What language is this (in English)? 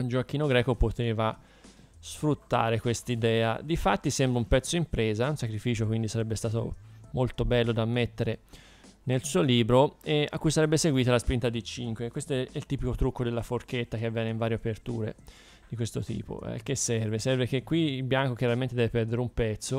Italian